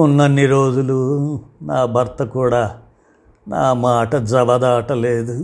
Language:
Telugu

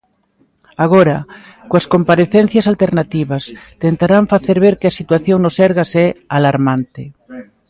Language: Galician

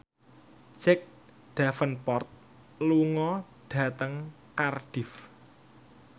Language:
Javanese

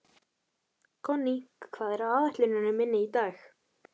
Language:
Icelandic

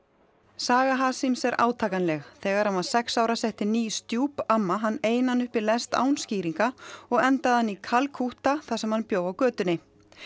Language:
Icelandic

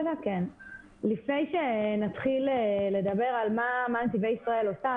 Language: Hebrew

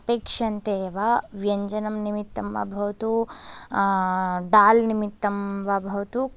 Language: Sanskrit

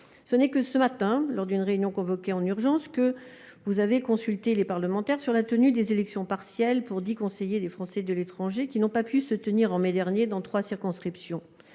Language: French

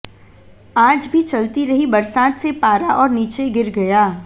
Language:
Hindi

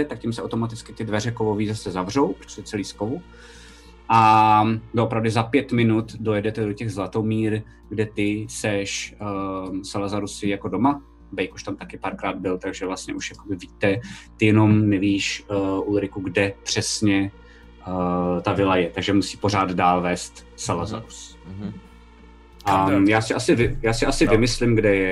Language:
Czech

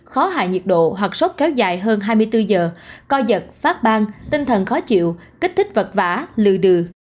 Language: Vietnamese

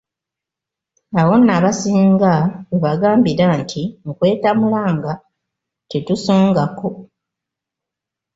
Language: Ganda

